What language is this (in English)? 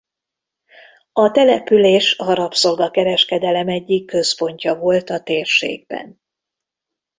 Hungarian